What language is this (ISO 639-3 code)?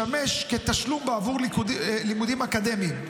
heb